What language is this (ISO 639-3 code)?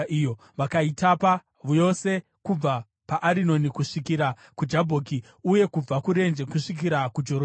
sna